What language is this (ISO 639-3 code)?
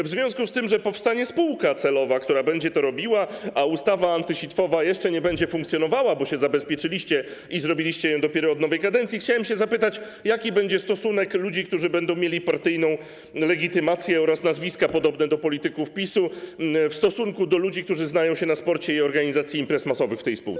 pol